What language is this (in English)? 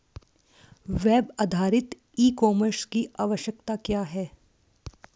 Hindi